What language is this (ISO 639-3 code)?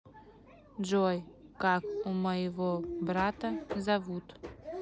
rus